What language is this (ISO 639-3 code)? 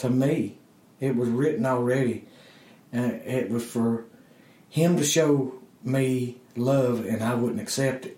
eng